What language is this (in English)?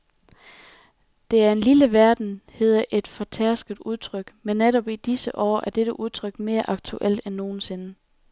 Danish